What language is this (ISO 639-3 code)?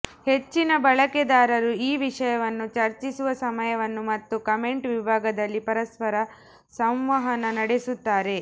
kan